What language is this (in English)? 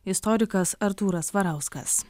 Lithuanian